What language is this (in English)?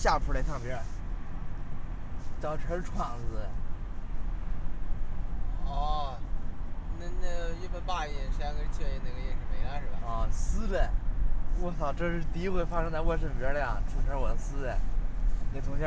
Chinese